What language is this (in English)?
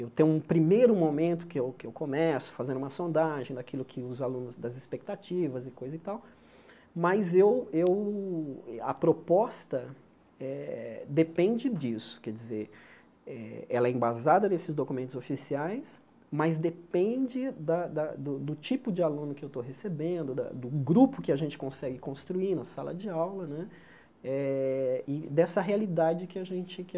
Portuguese